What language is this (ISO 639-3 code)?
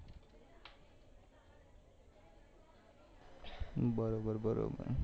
guj